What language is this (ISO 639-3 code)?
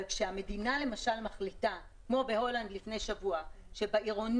heb